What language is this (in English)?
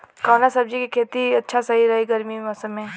Bhojpuri